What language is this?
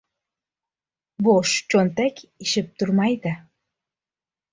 Uzbek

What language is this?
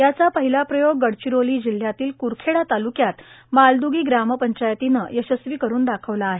Marathi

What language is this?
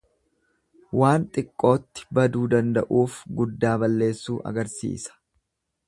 Oromo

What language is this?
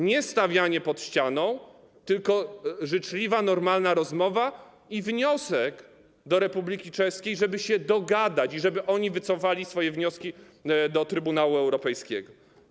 Polish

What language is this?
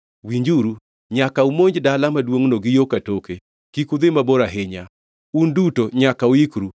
Luo (Kenya and Tanzania)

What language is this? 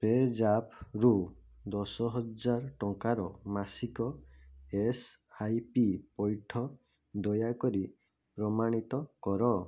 Odia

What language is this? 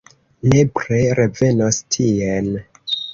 Esperanto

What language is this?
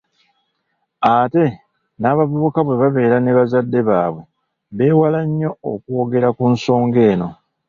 Ganda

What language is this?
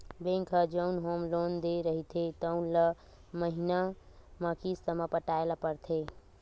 Chhattisgarhi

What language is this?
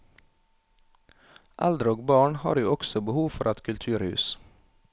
Norwegian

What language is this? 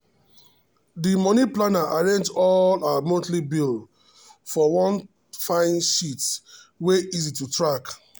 Nigerian Pidgin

